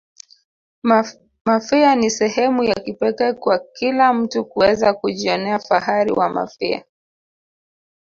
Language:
Swahili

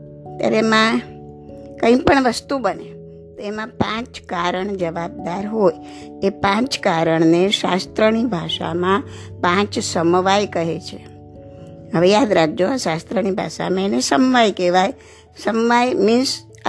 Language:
Gujarati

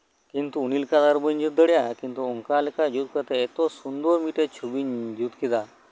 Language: Santali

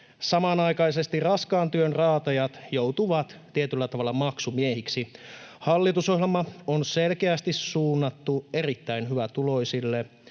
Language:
Finnish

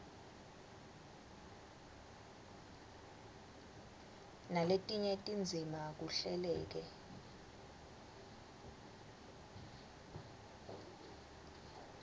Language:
Swati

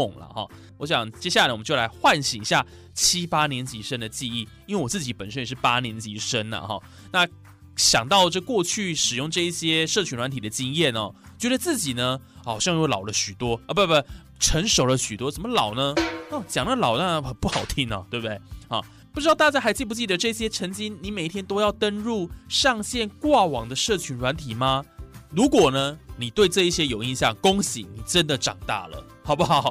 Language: Chinese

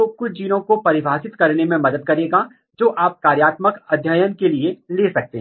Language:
Hindi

